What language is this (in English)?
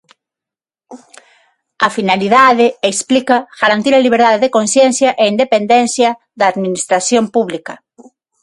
Galician